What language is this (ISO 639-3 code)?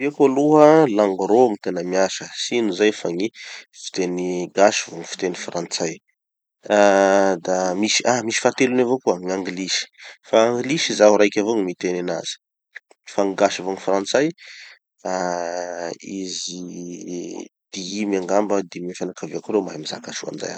txy